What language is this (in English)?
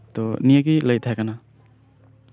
Santali